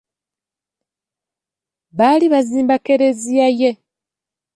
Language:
Ganda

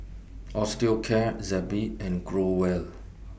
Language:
English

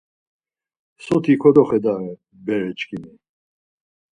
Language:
Laz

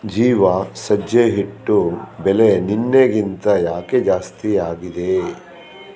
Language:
Kannada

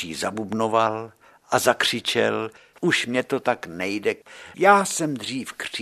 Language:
Czech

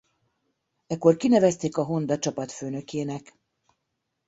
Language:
Hungarian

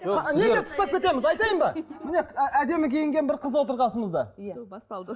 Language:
Kazakh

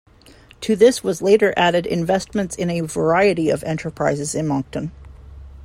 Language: English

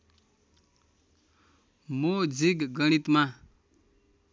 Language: Nepali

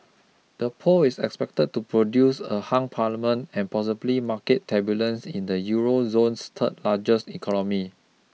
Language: English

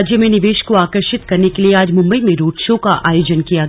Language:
Hindi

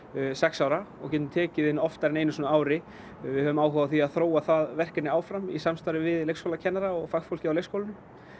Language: Icelandic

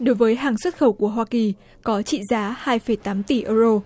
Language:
Vietnamese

